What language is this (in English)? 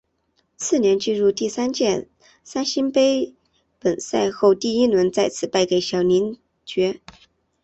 Chinese